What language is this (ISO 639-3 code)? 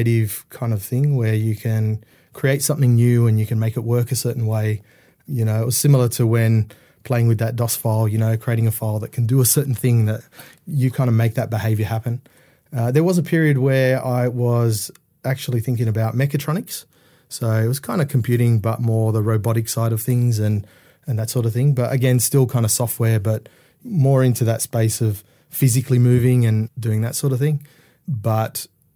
eng